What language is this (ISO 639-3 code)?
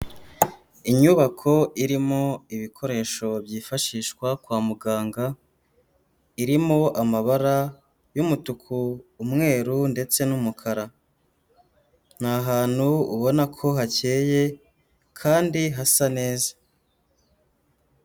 kin